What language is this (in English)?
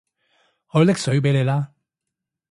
Cantonese